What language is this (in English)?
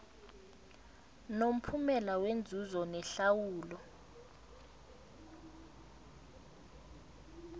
South Ndebele